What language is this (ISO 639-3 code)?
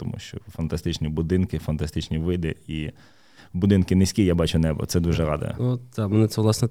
ukr